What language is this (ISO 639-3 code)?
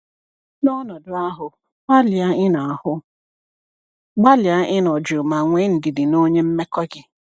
ibo